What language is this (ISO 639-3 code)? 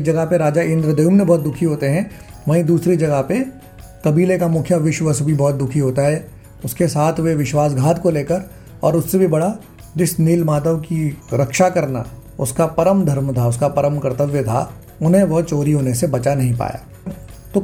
hin